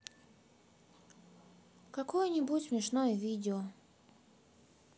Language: Russian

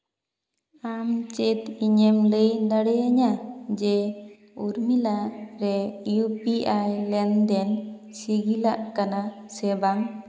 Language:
Santali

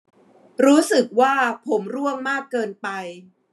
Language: Thai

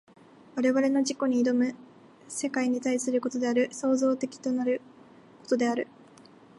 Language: Japanese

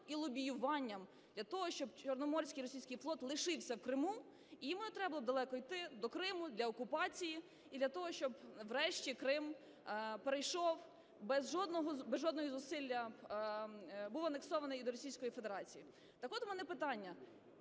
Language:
Ukrainian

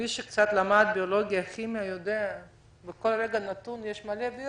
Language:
Hebrew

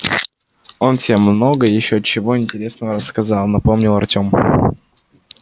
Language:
Russian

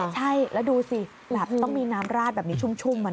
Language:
Thai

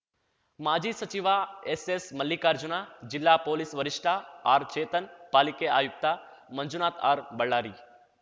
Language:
Kannada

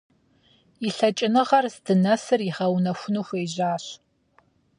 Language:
Kabardian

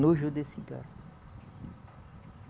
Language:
Portuguese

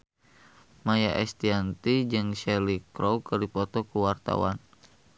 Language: Sundanese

